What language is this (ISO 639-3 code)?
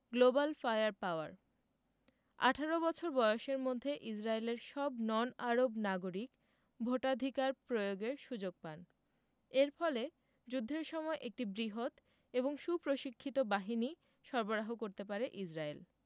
ben